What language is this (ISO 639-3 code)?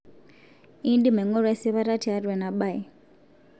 mas